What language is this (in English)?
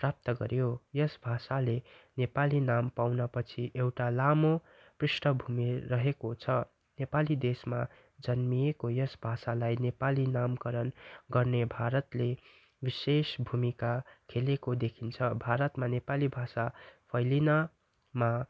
Nepali